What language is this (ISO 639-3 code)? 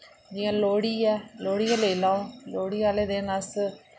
doi